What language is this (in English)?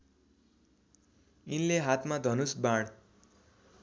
Nepali